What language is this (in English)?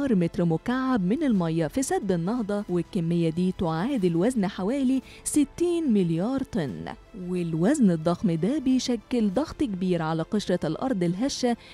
Arabic